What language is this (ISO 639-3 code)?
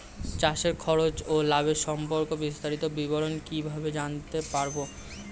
ben